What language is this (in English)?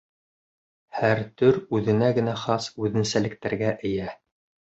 Bashkir